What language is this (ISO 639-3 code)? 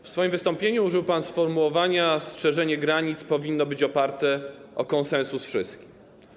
pol